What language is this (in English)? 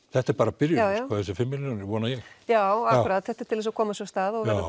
Icelandic